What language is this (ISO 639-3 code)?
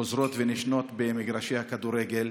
heb